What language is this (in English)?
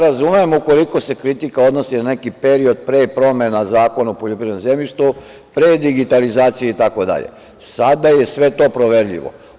Serbian